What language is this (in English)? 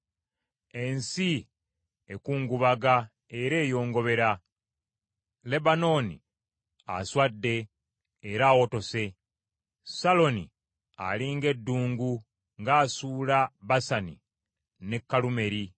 Ganda